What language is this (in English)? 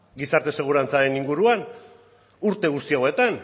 Basque